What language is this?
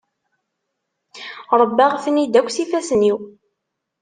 Kabyle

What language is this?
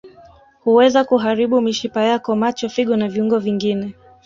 Swahili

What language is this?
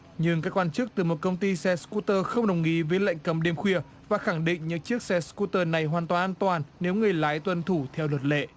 Vietnamese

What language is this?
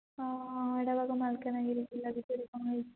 Odia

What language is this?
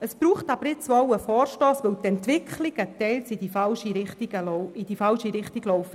Swiss German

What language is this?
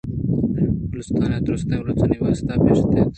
Eastern Balochi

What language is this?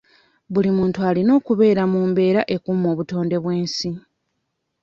Ganda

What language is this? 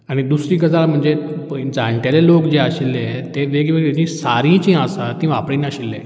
Konkani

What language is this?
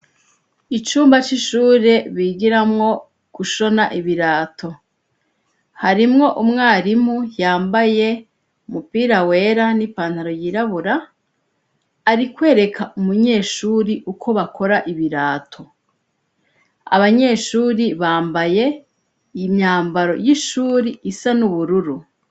Rundi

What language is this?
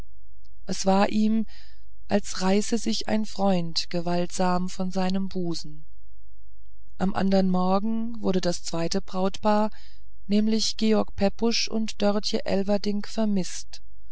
German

